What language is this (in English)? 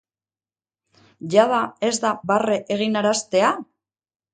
Basque